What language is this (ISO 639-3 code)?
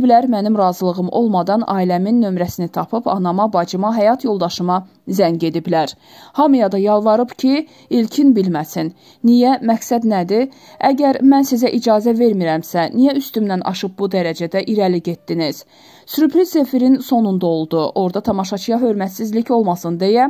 tur